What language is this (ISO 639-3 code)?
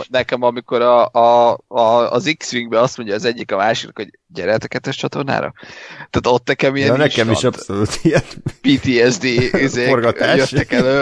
hun